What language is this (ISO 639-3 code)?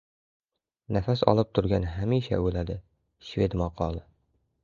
uzb